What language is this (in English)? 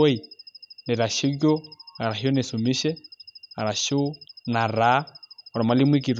Masai